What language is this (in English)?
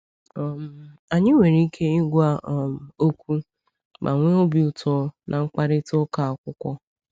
Igbo